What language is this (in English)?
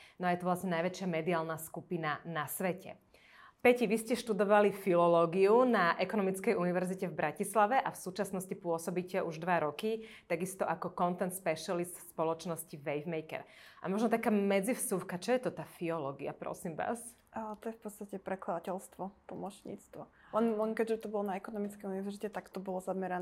Slovak